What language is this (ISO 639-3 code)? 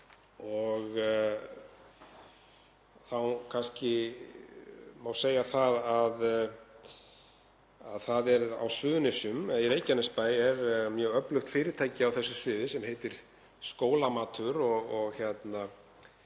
isl